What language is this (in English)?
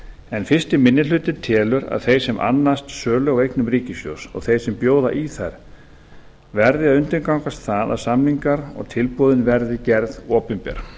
Icelandic